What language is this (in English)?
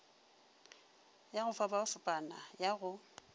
Northern Sotho